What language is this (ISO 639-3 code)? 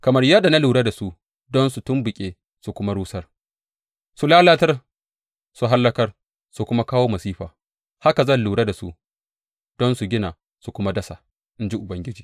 hau